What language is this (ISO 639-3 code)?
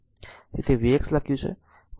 guj